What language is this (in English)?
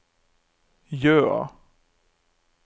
Norwegian